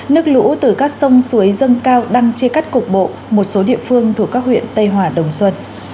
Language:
Vietnamese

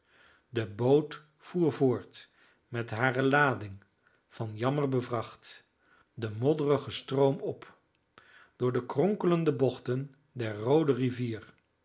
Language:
Dutch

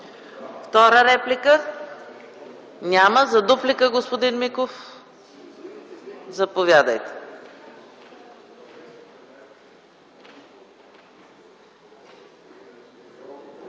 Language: Bulgarian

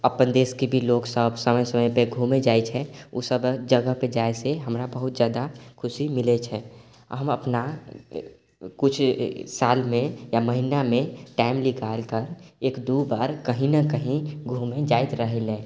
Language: Maithili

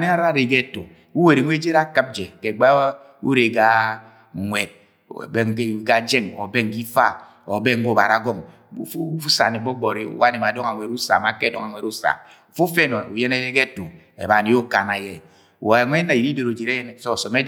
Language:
Agwagwune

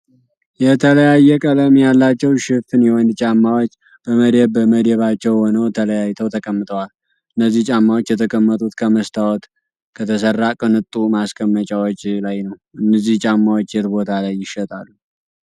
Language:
Amharic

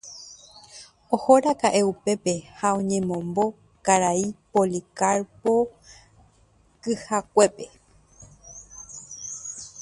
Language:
Guarani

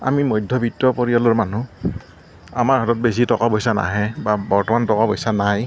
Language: Assamese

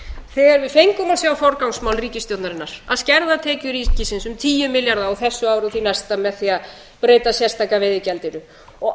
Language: Icelandic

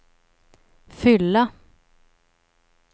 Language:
Swedish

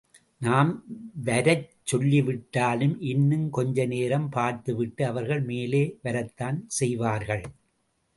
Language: Tamil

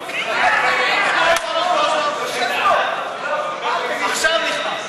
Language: Hebrew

